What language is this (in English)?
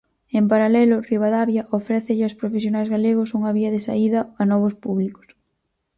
Galician